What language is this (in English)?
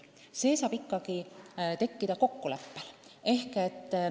Estonian